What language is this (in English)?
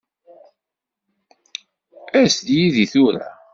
Kabyle